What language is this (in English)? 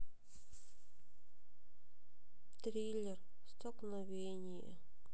Russian